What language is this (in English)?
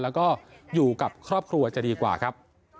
Thai